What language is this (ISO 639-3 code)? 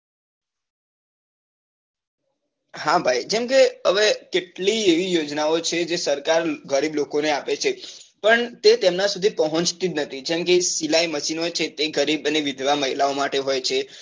guj